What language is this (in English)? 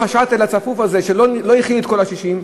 Hebrew